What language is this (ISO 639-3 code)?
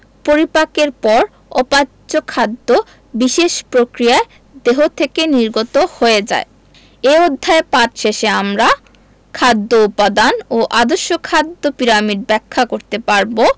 ben